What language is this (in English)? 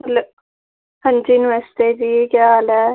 Dogri